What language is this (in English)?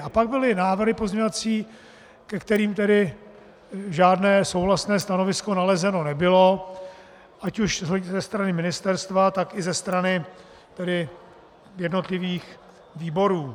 Czech